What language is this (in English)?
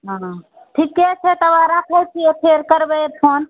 Maithili